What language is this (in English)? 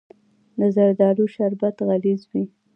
Pashto